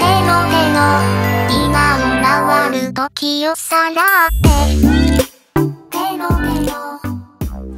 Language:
Japanese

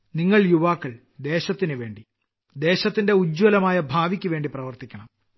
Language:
Malayalam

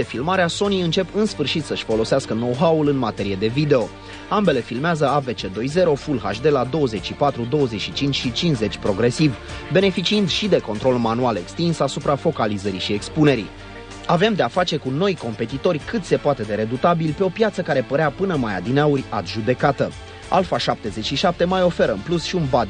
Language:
Romanian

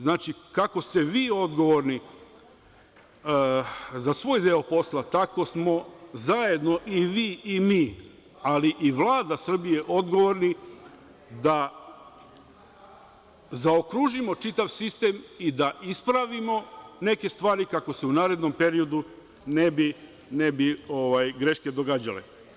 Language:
Serbian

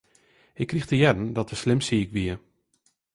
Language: Western Frisian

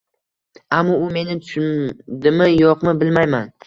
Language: Uzbek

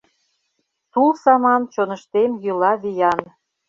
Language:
Mari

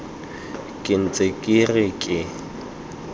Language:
Tswana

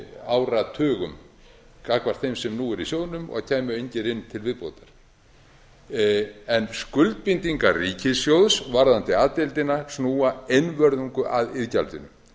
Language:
Icelandic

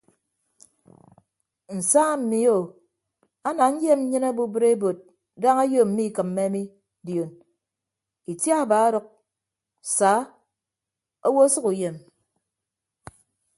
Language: Ibibio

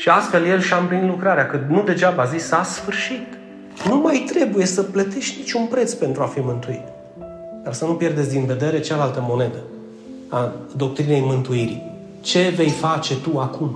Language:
Romanian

